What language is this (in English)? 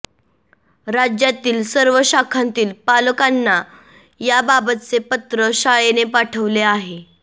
Marathi